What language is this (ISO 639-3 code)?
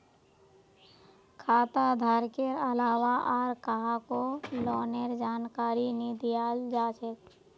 mag